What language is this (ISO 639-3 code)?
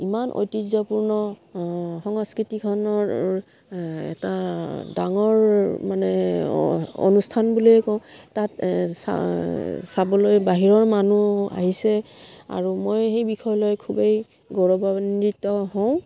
asm